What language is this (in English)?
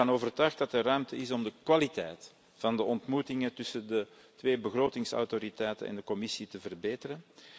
Dutch